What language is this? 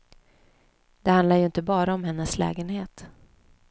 Swedish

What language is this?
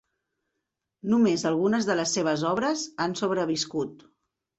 Catalan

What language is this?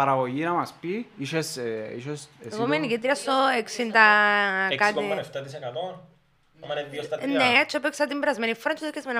Greek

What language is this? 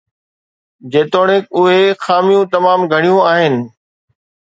Sindhi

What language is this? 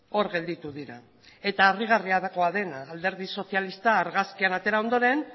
Basque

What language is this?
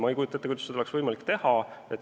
Estonian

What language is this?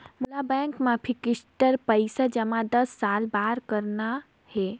Chhattisgarhi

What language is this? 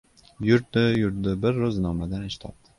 Uzbek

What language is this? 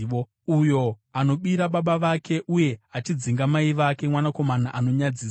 Shona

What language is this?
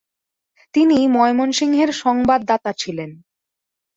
Bangla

